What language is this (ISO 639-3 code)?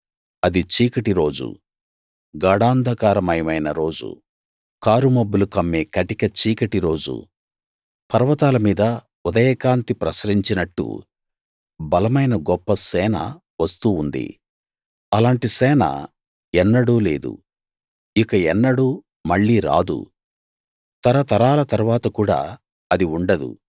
tel